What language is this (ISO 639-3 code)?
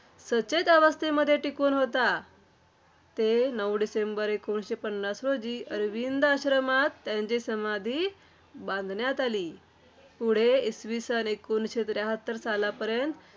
mar